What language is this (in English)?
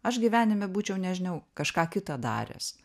Lithuanian